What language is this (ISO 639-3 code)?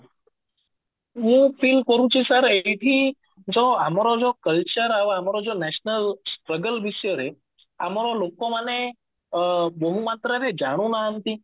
ori